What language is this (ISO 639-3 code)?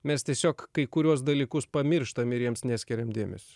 lit